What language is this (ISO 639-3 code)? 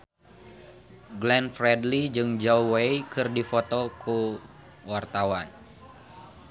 sun